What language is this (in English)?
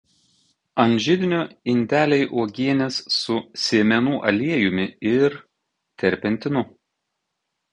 Lithuanian